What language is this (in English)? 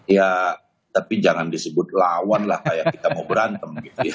Indonesian